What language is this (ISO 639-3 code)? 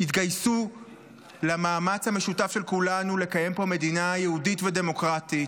heb